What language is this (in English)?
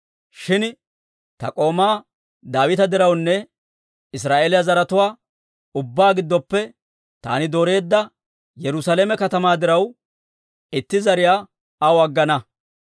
Dawro